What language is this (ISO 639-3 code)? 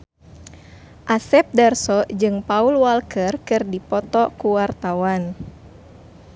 sun